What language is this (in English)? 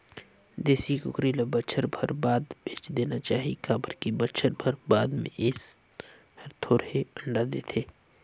Chhattisgarhi